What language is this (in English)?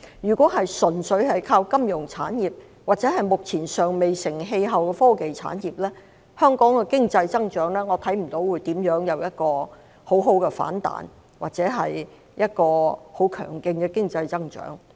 Cantonese